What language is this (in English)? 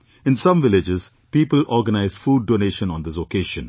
English